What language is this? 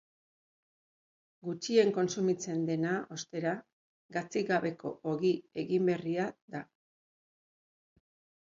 Basque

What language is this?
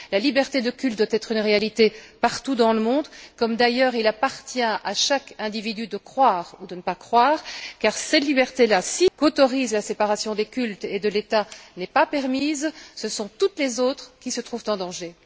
French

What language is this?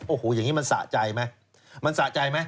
Thai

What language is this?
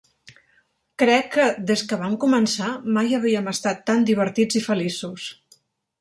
Catalan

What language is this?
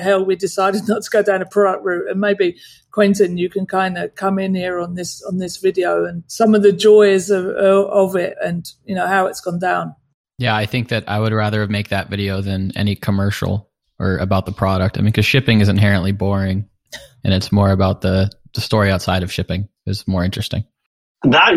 English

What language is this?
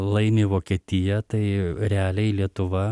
Lithuanian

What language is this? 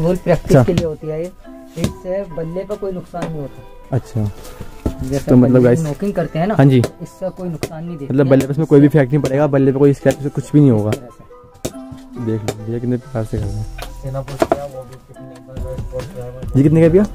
Hindi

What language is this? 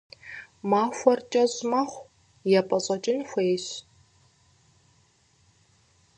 Kabardian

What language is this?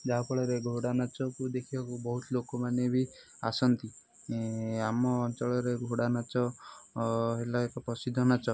Odia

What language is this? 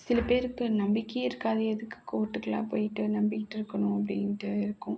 Tamil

